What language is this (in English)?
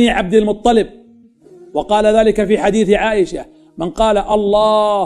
Arabic